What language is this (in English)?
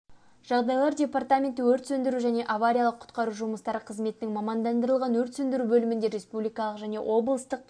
Kazakh